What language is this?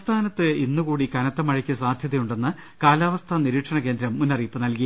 Malayalam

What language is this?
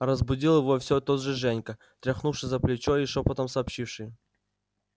Russian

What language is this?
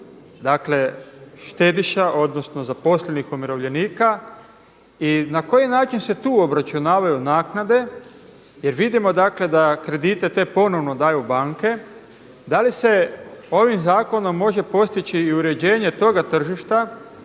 Croatian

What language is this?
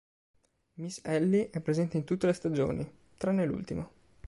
Italian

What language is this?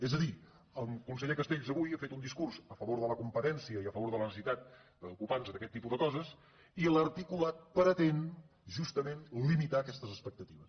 Catalan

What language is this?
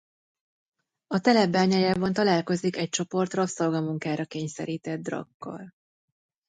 Hungarian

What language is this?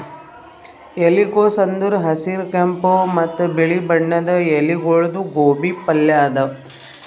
Kannada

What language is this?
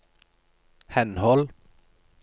Norwegian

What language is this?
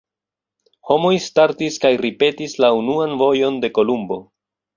Esperanto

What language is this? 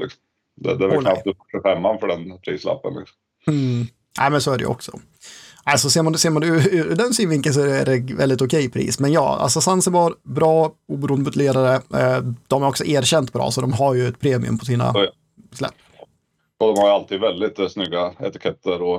Swedish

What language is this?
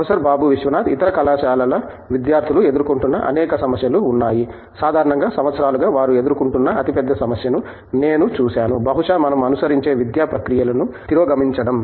Telugu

